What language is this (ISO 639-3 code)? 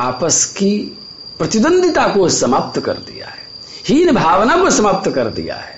hin